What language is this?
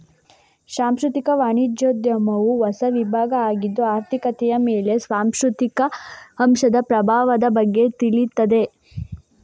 Kannada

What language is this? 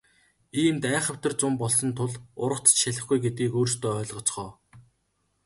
Mongolian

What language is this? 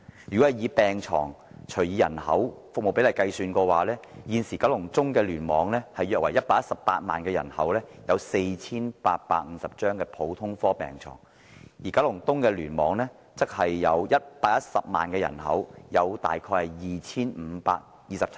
Cantonese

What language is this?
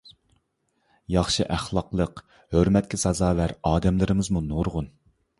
Uyghur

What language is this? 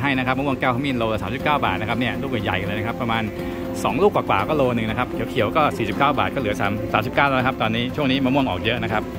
Thai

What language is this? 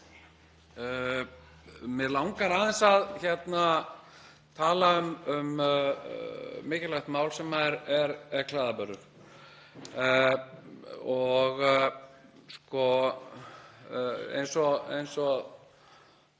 Icelandic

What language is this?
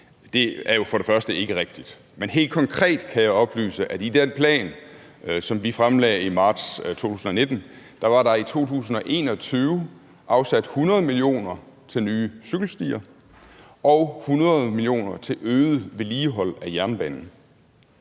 Danish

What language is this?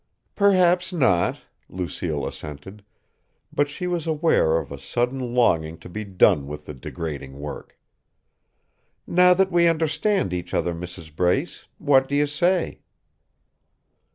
English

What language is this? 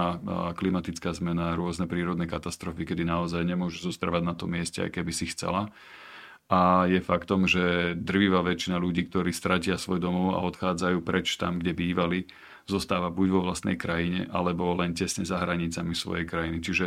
Slovak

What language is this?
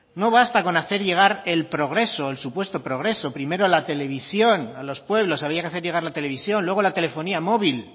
Spanish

